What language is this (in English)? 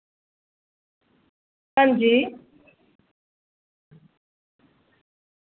Dogri